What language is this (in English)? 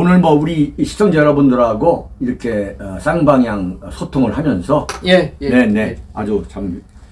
Korean